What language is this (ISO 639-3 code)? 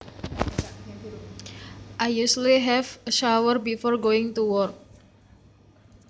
jav